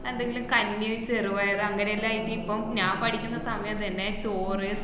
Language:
Malayalam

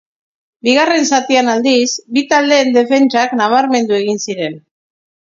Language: Basque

